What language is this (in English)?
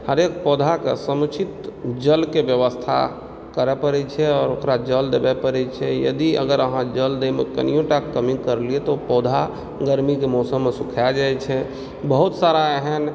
Maithili